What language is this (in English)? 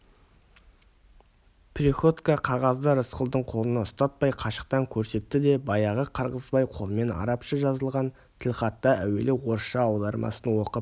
Kazakh